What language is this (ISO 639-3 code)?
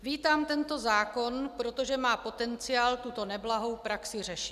ces